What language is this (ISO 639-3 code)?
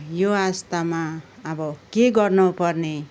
nep